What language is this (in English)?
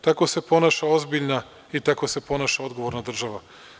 Serbian